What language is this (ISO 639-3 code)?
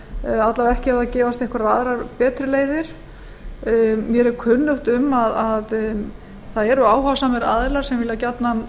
isl